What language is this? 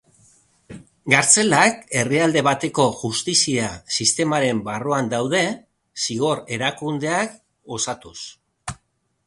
Basque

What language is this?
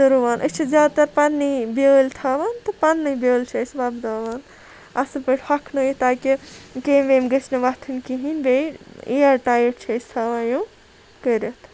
Kashmiri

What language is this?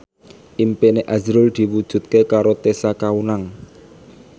Javanese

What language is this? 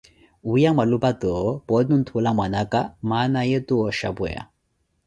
Koti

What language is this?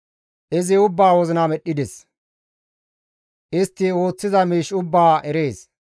Gamo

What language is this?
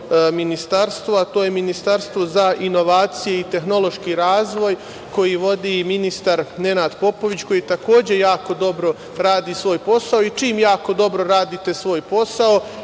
Serbian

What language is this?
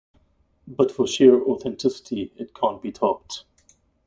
English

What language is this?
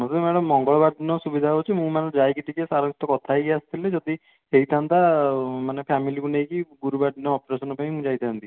Odia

